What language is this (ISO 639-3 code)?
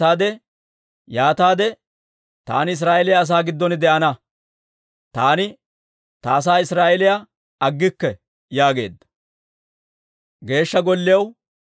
dwr